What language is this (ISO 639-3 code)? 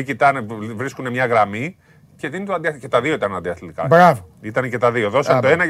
ell